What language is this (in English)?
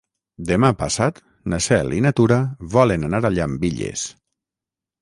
Catalan